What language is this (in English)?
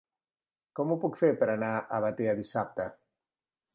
Catalan